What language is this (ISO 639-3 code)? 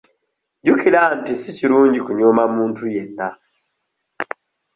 lug